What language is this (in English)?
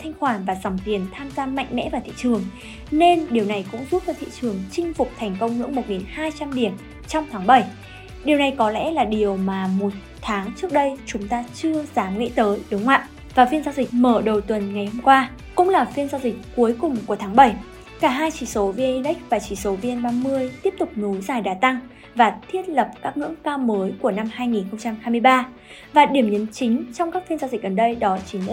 Vietnamese